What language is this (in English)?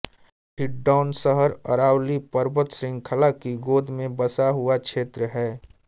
Hindi